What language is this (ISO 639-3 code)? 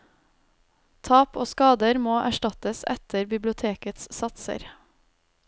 nor